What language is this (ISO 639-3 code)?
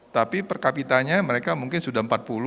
ind